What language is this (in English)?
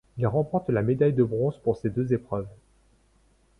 French